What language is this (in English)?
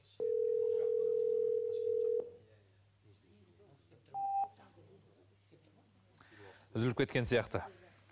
Kazakh